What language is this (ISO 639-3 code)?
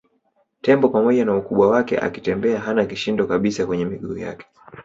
swa